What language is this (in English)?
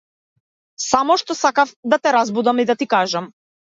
Macedonian